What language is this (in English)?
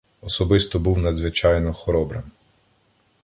Ukrainian